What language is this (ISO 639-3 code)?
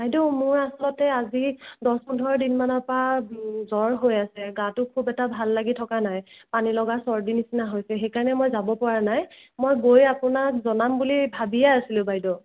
asm